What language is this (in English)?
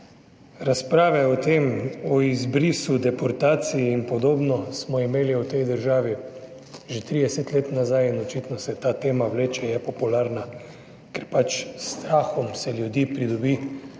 Slovenian